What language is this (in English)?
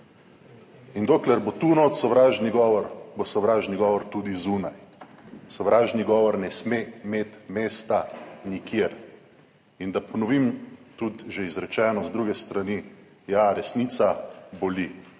Slovenian